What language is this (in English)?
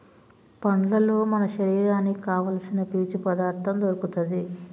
Telugu